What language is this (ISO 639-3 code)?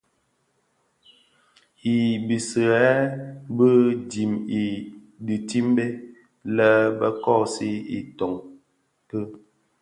ksf